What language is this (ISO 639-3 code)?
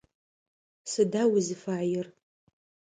ady